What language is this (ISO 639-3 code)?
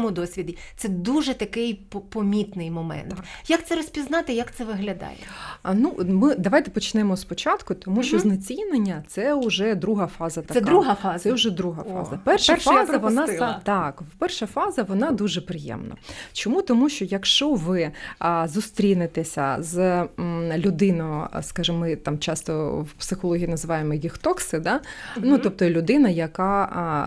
ukr